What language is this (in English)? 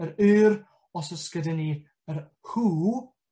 Welsh